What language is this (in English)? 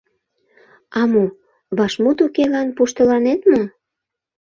Mari